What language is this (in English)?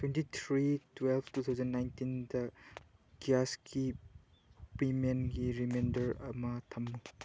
Manipuri